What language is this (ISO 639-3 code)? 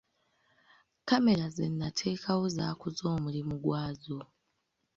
lug